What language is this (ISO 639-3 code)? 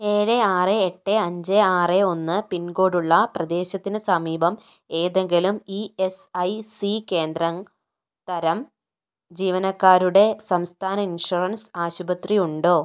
mal